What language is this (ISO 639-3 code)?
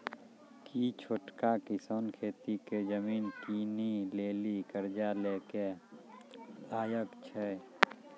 mai